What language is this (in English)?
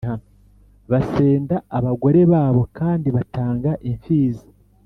Kinyarwanda